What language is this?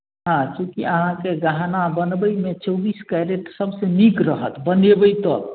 Maithili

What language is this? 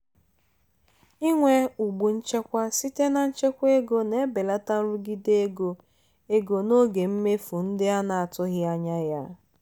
Igbo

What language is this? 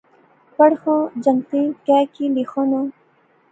Pahari-Potwari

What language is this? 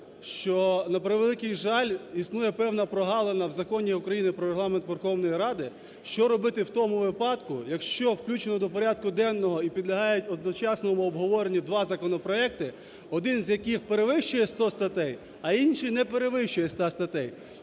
Ukrainian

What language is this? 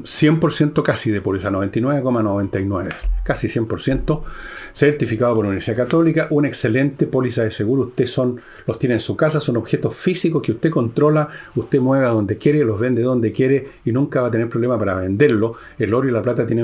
Spanish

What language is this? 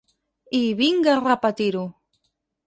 Catalan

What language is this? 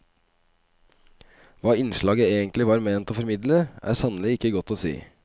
Norwegian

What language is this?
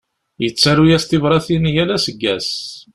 Kabyle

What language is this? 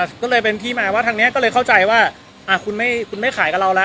Thai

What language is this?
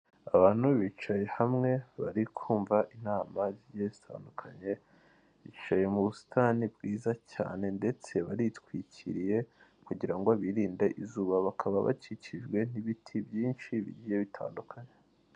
Kinyarwanda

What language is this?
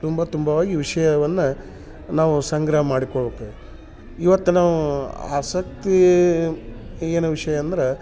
Kannada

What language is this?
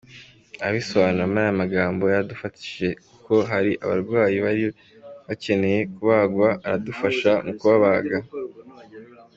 Kinyarwanda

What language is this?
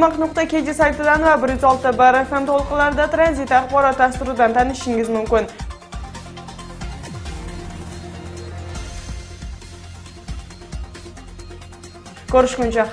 Russian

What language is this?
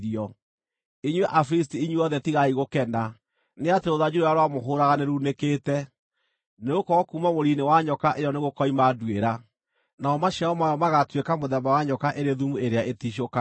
Kikuyu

